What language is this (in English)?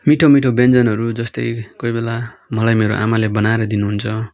Nepali